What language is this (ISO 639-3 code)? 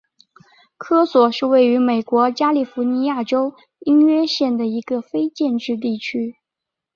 zho